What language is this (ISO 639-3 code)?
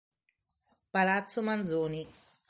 ita